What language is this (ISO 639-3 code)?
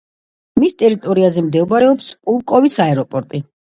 kat